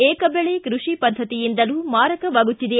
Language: Kannada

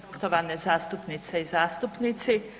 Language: Croatian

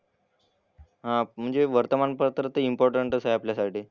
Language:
Marathi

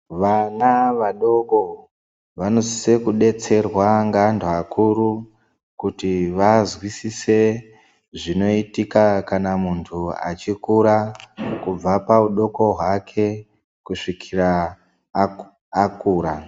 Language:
Ndau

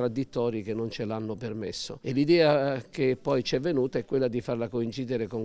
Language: Italian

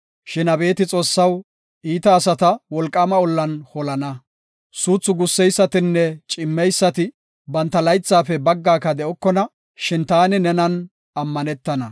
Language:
Gofa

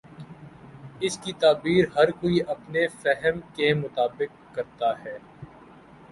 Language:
Urdu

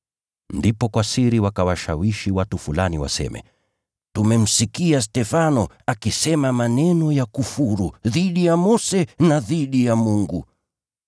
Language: Swahili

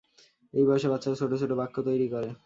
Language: Bangla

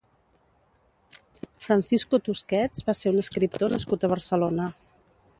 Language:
Catalan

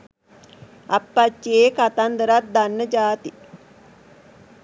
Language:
Sinhala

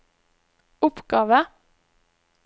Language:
Norwegian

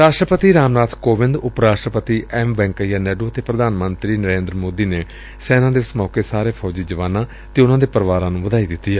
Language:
Punjabi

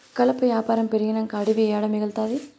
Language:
Telugu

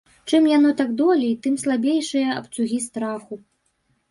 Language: Belarusian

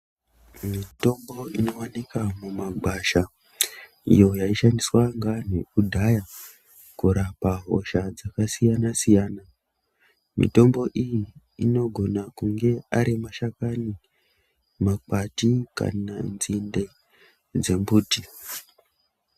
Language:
Ndau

